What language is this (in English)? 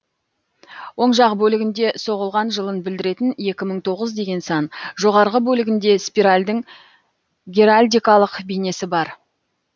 Kazakh